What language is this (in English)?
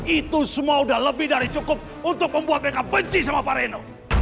Indonesian